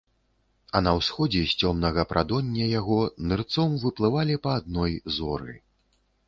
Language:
Belarusian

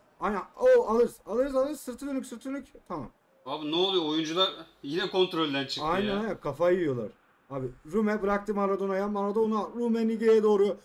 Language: Turkish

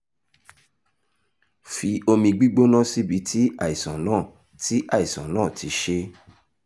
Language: Yoruba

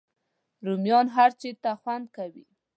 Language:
Pashto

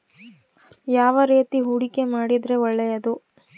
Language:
Kannada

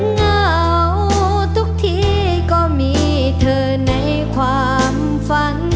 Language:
Thai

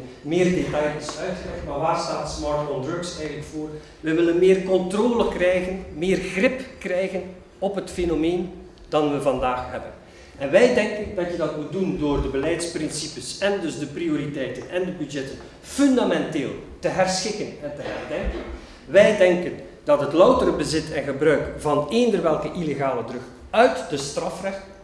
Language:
Dutch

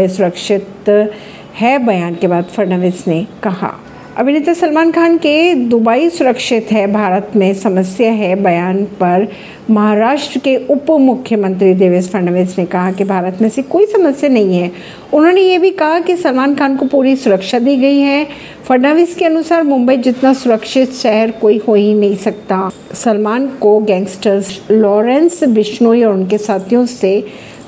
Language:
Hindi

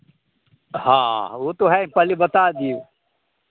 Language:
Hindi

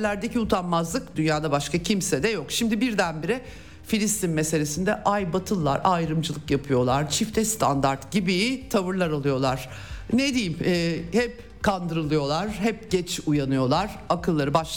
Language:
Turkish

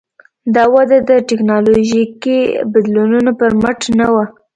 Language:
Pashto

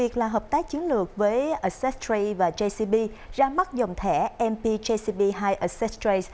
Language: Vietnamese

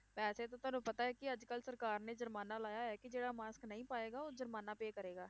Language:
Punjabi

